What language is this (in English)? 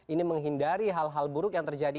Indonesian